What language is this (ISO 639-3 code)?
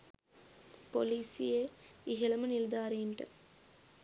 sin